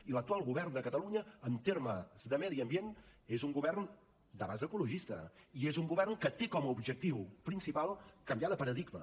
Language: Catalan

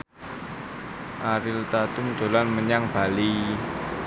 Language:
Javanese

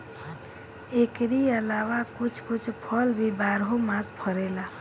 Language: Bhojpuri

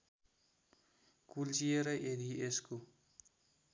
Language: Nepali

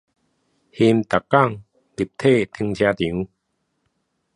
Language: Chinese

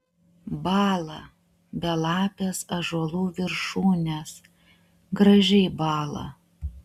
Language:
Lithuanian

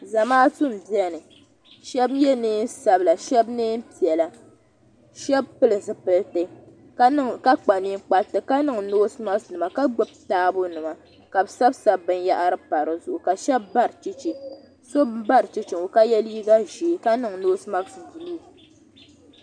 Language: Dagbani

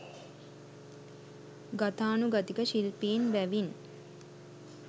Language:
Sinhala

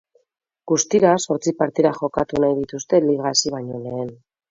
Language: Basque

